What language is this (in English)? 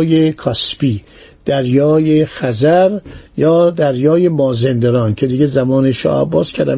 Persian